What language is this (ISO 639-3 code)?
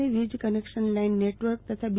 guj